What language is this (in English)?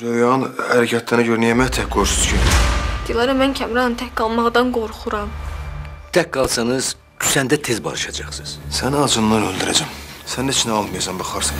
Turkish